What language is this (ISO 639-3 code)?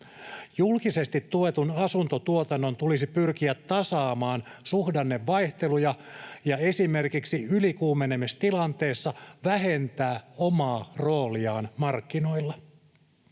fin